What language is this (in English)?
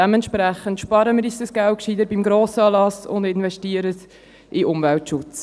Swiss German